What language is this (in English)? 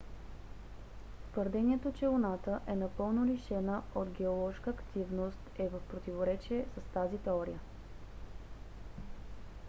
Bulgarian